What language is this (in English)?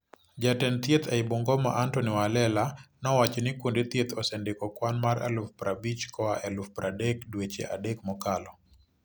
Luo (Kenya and Tanzania)